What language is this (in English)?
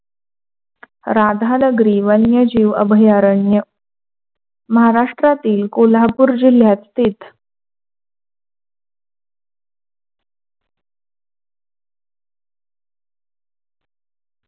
Marathi